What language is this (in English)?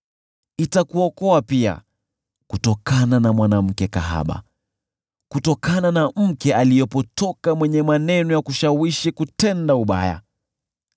Swahili